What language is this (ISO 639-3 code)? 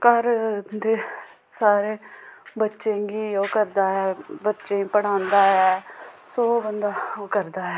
doi